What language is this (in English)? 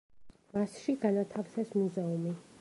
Georgian